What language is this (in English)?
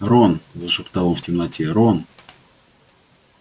Russian